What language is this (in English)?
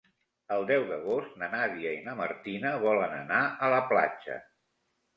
Catalan